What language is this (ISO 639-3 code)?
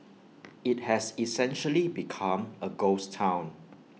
eng